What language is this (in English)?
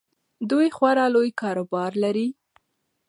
Pashto